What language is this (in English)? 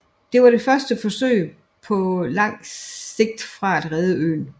Danish